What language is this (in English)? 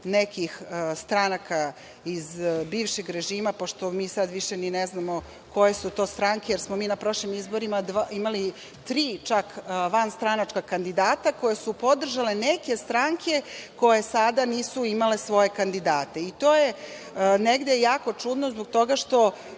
Serbian